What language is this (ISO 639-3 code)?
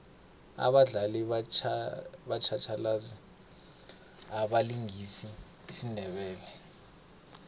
nbl